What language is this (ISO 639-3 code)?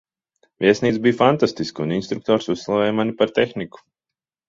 lav